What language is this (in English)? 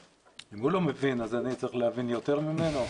Hebrew